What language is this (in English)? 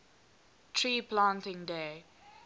English